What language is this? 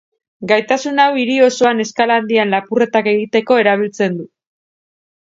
Basque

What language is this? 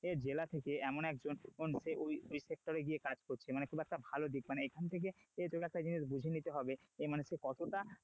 Bangla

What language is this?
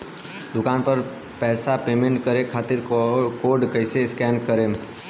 Bhojpuri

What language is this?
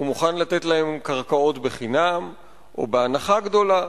Hebrew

